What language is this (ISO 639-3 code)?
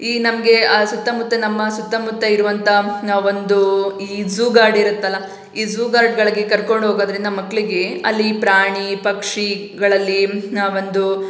kan